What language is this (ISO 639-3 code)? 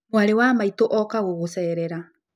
kik